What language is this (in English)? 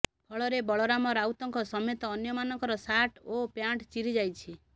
Odia